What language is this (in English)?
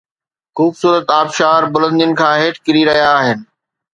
Sindhi